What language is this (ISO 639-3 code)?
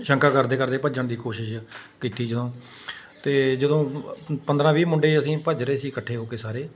pan